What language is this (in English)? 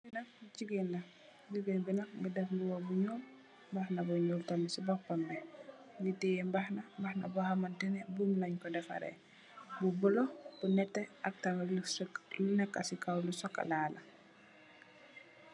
Wolof